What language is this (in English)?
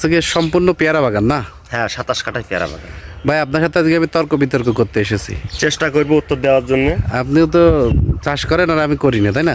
Bangla